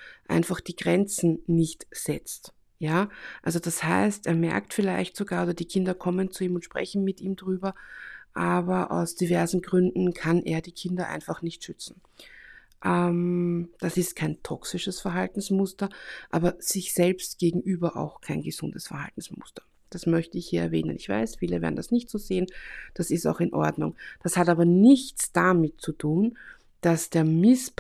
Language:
German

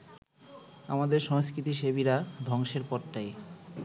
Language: Bangla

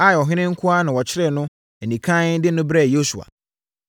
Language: Akan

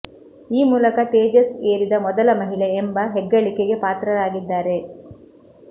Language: Kannada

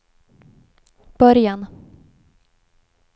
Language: Swedish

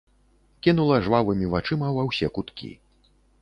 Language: Belarusian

